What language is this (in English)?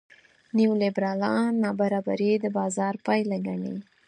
Pashto